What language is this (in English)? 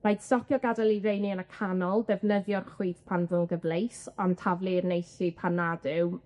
Welsh